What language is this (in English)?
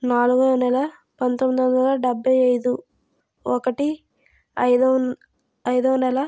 Telugu